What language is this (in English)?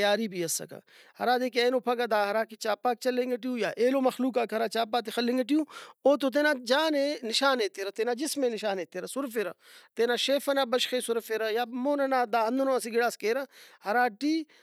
Brahui